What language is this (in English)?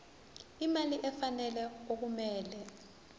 Zulu